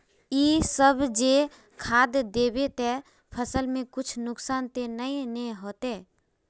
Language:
Magahi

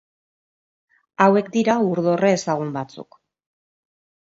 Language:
Basque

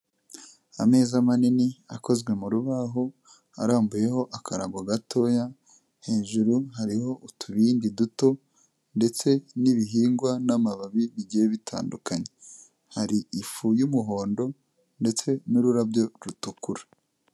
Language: Kinyarwanda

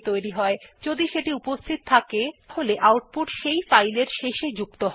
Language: Bangla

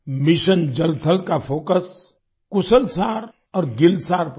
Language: Hindi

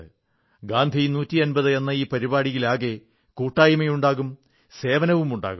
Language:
Malayalam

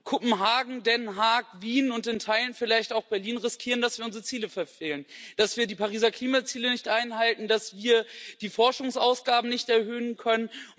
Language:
German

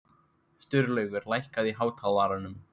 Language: Icelandic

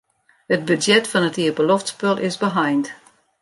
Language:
Western Frisian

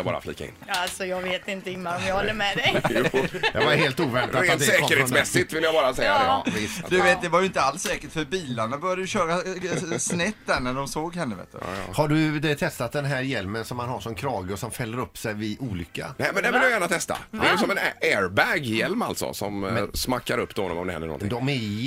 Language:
Swedish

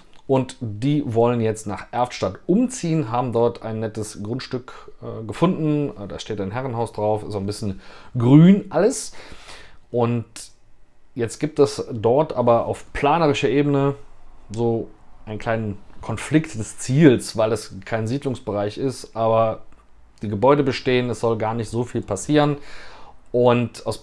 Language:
German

